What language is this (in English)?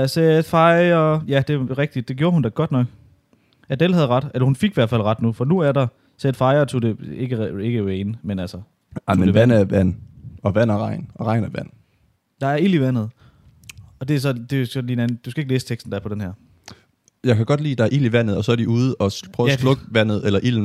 Danish